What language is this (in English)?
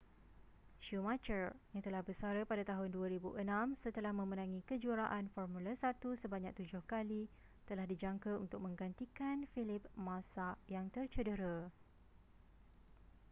Malay